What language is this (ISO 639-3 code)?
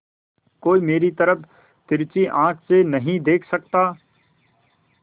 hin